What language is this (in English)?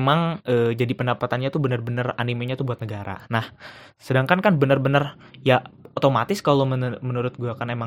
Indonesian